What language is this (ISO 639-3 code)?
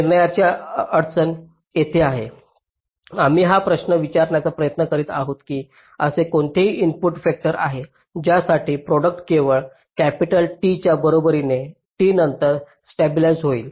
mar